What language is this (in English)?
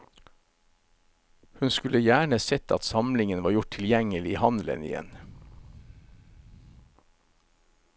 Norwegian